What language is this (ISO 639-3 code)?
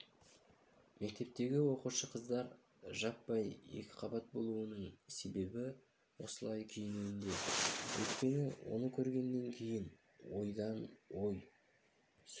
kaz